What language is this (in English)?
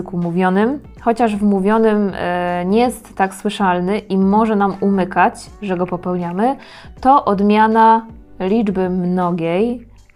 Polish